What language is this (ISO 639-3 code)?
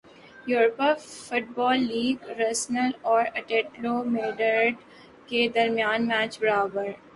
urd